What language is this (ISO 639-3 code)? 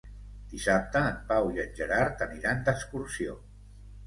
cat